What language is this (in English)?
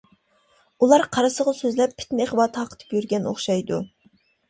Uyghur